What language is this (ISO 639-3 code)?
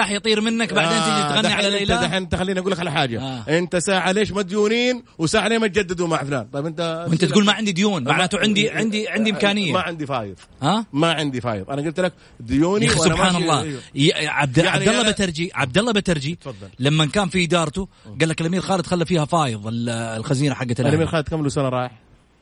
ara